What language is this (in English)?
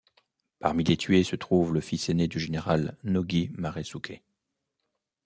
French